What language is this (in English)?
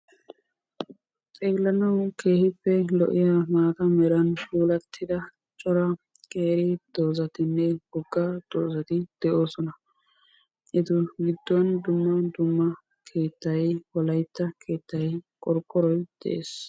Wolaytta